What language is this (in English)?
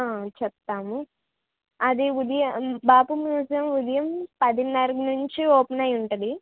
Telugu